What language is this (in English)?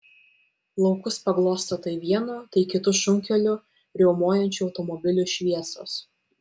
Lithuanian